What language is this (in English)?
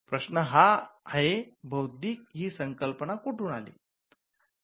Marathi